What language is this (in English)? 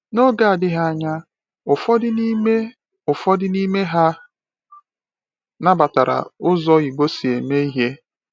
Igbo